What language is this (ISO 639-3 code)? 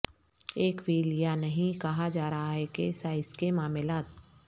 urd